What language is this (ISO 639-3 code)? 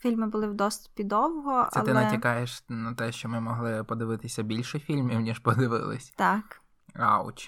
ukr